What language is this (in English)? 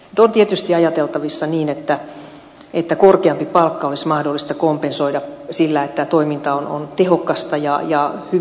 Finnish